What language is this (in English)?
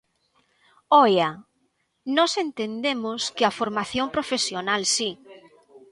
Galician